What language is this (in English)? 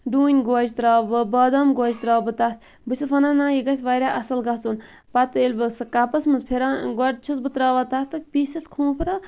Kashmiri